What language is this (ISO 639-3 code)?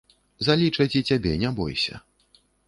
bel